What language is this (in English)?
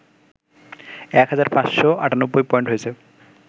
Bangla